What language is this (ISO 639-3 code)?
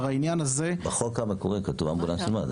heb